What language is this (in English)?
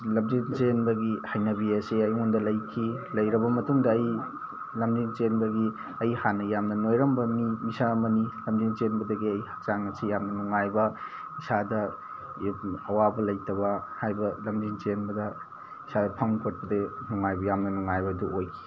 Manipuri